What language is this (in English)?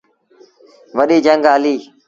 Sindhi Bhil